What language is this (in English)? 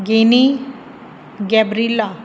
Punjabi